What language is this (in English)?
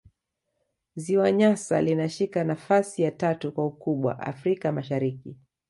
Swahili